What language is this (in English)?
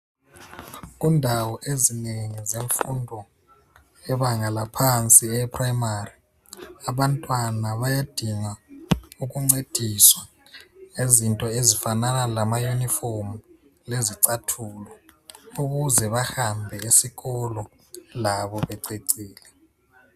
North Ndebele